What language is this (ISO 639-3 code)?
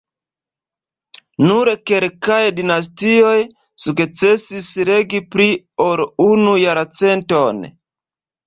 epo